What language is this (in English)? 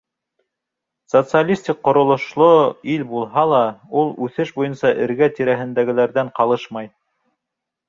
Bashkir